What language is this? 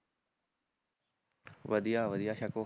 Punjabi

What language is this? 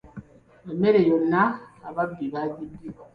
Ganda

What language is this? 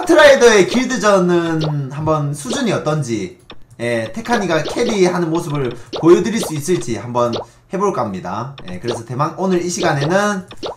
Korean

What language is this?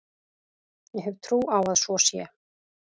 Icelandic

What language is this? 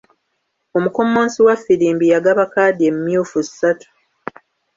Ganda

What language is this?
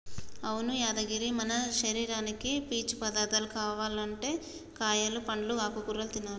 Telugu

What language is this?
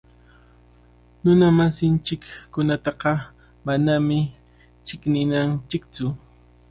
Cajatambo North Lima Quechua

